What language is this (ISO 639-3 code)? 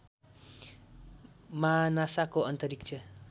nep